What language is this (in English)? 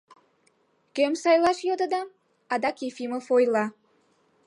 Mari